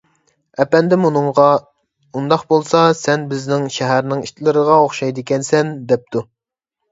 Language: Uyghur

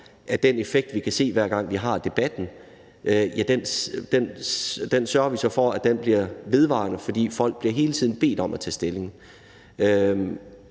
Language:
Danish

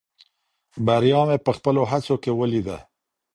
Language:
Pashto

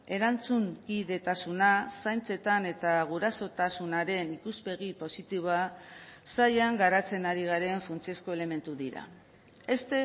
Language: Basque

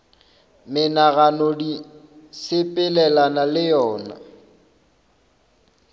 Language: Northern Sotho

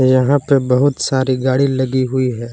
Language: Hindi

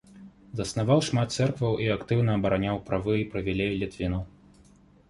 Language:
Belarusian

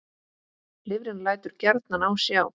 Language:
Icelandic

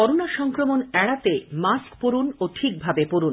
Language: Bangla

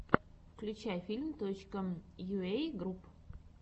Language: Russian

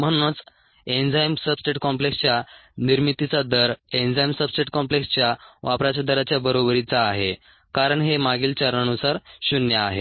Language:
Marathi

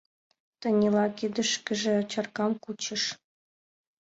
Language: Mari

